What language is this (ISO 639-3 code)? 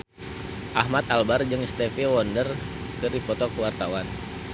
sun